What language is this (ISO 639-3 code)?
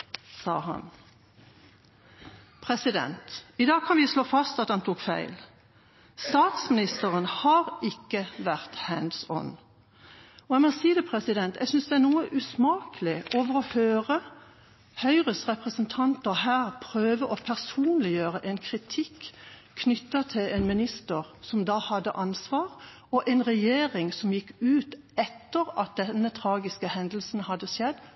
nob